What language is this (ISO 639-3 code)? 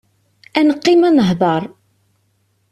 kab